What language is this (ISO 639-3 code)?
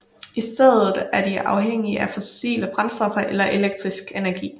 dan